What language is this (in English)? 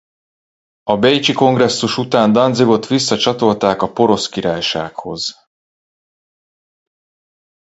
Hungarian